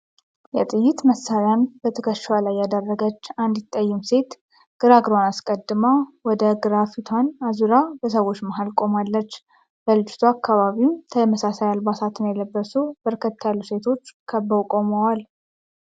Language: Amharic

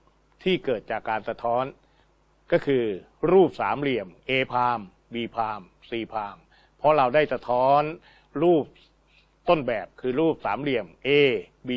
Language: Thai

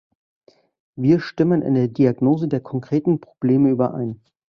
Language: German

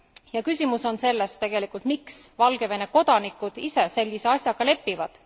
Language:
Estonian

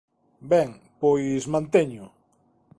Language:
Galician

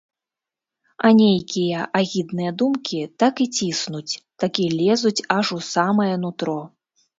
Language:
Belarusian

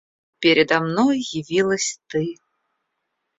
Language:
Russian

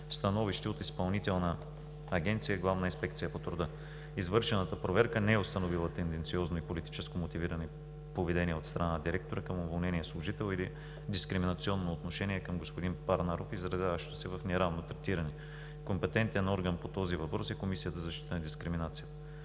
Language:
Bulgarian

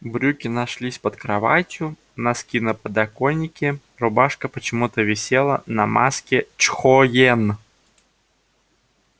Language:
Russian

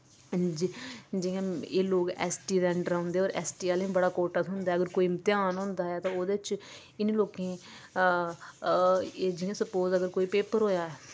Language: Dogri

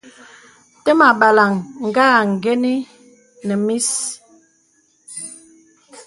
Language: Bebele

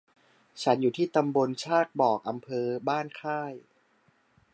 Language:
Thai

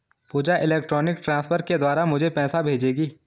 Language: Hindi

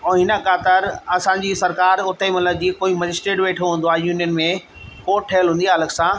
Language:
Sindhi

